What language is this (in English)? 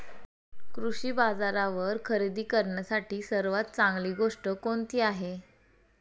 Marathi